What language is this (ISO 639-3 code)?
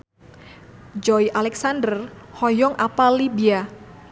sun